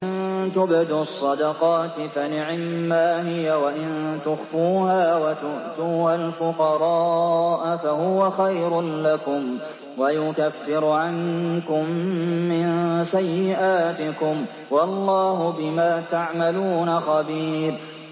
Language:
Arabic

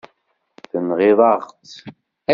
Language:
Kabyle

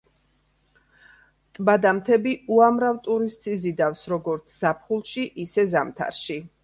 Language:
Georgian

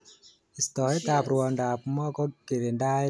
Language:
Kalenjin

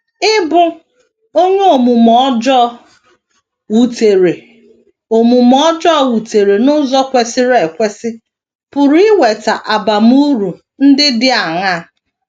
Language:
Igbo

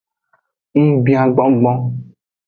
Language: Aja (Benin)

